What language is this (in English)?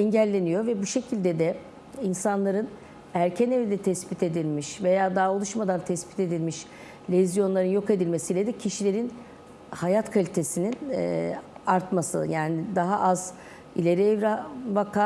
Turkish